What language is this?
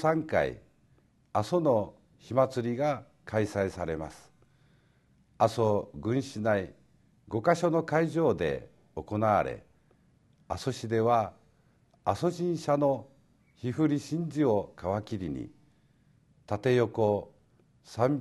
Japanese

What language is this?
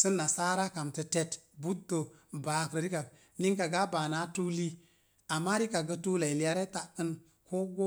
Mom Jango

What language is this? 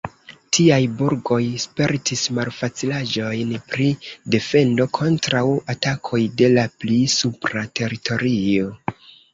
Esperanto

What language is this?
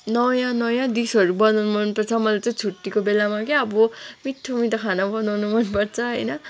Nepali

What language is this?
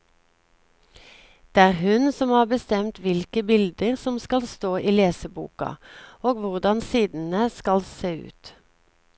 Norwegian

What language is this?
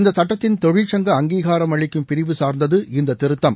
Tamil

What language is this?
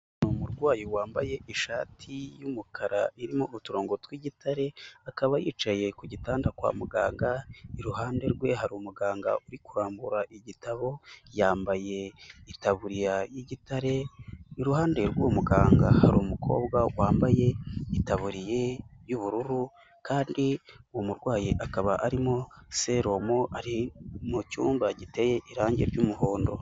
Kinyarwanda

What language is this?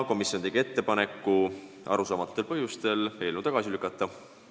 Estonian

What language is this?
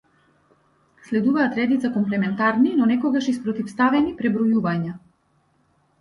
Macedonian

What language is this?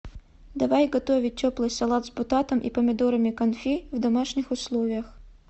Russian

